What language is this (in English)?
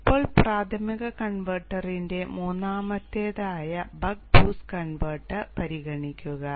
Malayalam